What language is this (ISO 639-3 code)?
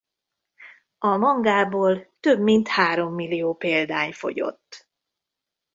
hun